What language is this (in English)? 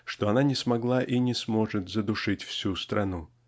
Russian